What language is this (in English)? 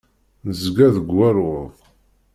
Kabyle